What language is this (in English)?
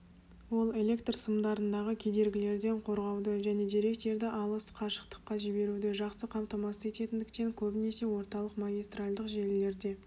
Kazakh